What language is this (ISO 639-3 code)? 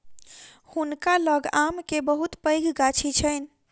mai